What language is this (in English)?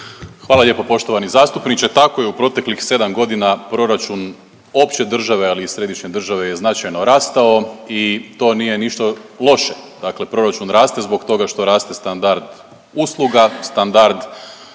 Croatian